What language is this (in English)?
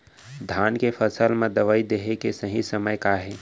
Chhattisgarhi